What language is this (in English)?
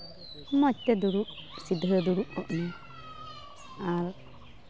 Santali